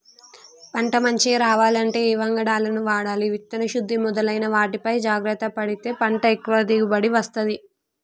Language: Telugu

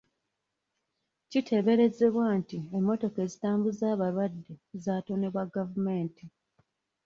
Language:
Ganda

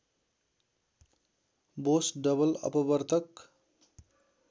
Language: Nepali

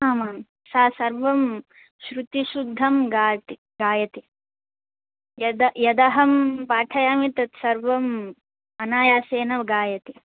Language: Sanskrit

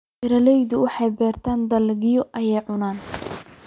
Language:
Somali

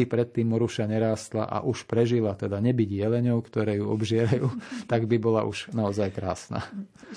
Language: Slovak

